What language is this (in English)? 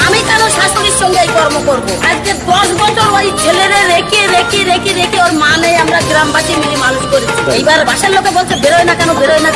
Indonesian